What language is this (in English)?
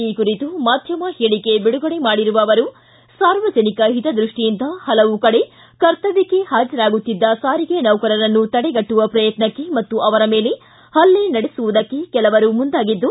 Kannada